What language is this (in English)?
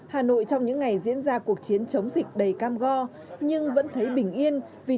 Vietnamese